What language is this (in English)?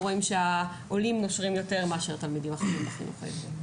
Hebrew